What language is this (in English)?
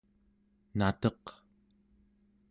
Central Yupik